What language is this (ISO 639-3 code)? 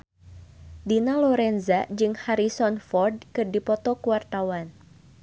sun